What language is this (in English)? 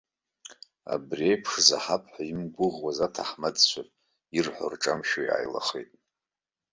Abkhazian